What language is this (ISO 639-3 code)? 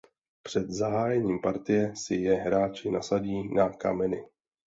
ces